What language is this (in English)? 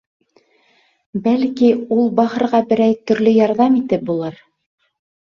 Bashkir